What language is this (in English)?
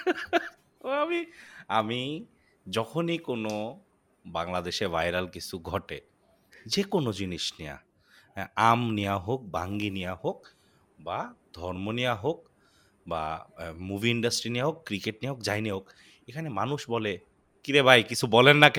Bangla